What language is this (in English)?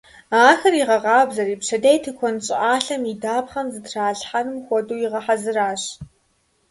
Kabardian